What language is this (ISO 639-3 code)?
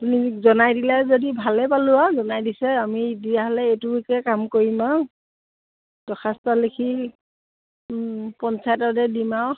asm